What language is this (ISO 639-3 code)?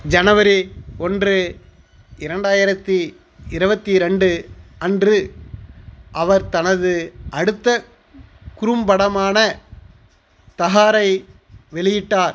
tam